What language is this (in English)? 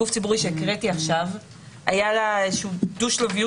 Hebrew